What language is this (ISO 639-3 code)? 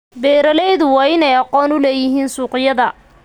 som